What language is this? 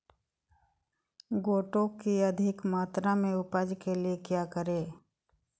Magahi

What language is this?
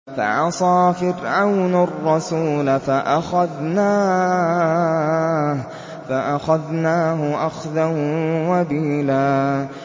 Arabic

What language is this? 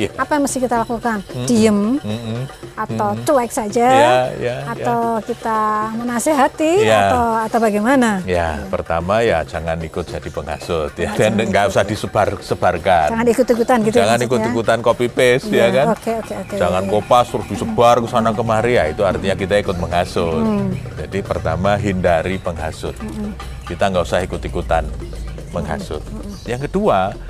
Indonesian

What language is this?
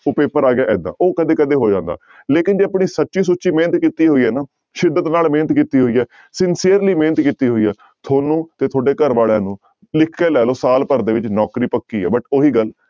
Punjabi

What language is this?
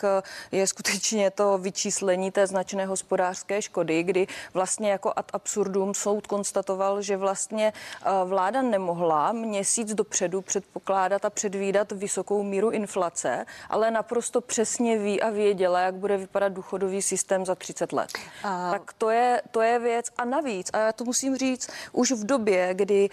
Czech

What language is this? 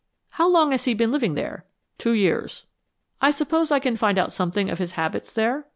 English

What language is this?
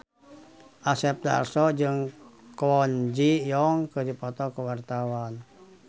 Sundanese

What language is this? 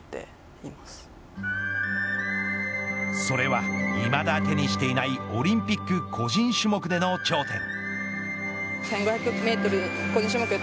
Japanese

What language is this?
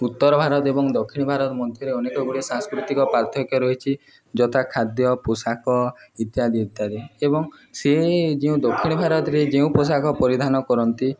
Odia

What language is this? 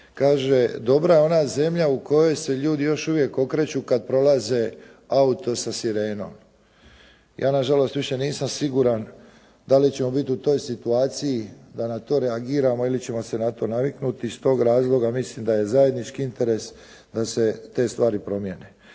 Croatian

